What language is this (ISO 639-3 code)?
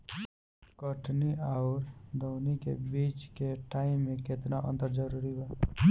bho